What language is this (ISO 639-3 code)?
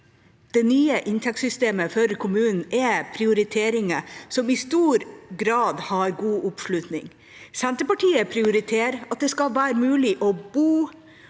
nor